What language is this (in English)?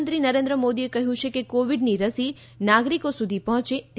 Gujarati